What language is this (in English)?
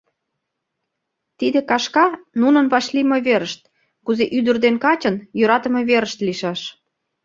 Mari